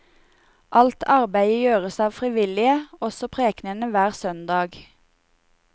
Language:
Norwegian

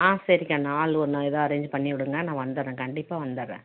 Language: Tamil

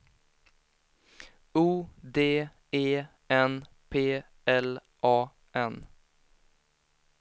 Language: Swedish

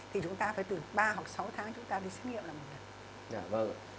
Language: Vietnamese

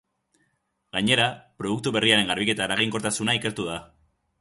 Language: Basque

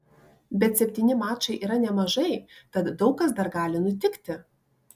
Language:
Lithuanian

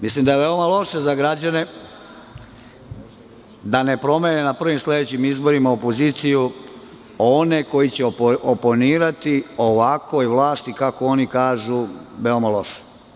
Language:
Serbian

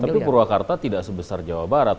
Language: Indonesian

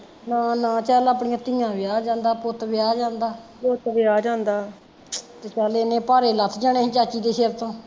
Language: Punjabi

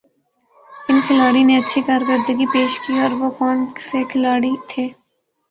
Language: Urdu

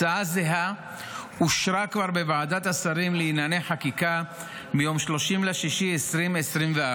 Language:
Hebrew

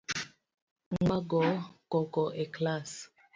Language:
Luo (Kenya and Tanzania)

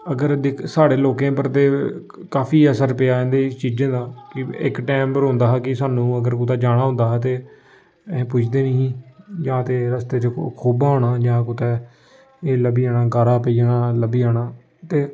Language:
Dogri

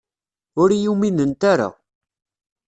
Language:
Kabyle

